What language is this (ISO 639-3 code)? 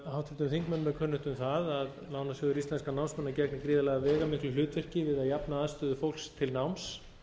isl